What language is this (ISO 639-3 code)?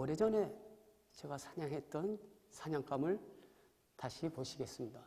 kor